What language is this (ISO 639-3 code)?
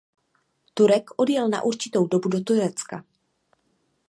ces